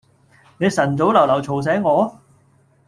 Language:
Cantonese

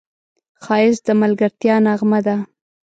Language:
Pashto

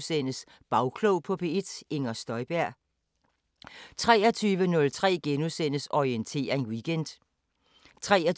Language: Danish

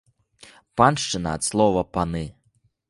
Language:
Belarusian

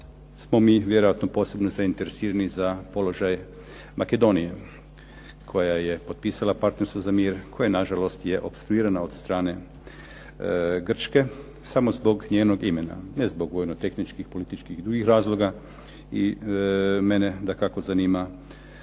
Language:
Croatian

